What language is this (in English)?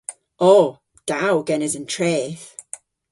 Cornish